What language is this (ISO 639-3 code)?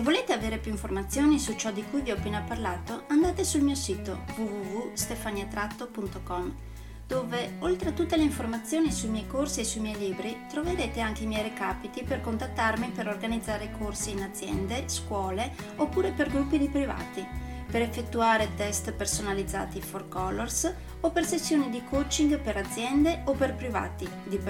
ita